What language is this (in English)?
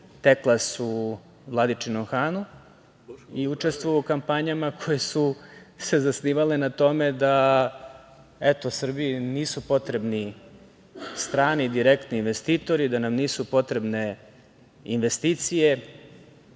Serbian